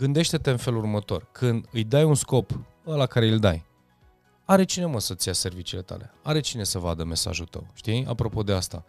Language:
Romanian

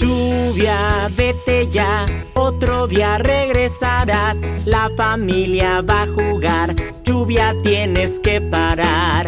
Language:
Spanish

